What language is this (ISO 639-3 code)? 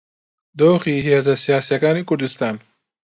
ckb